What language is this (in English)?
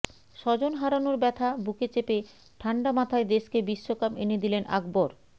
Bangla